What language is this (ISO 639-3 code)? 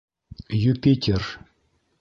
bak